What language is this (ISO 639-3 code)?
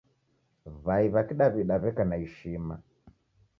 dav